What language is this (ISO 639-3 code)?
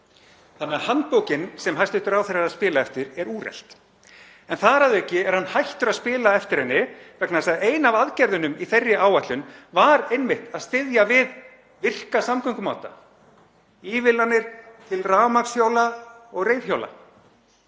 isl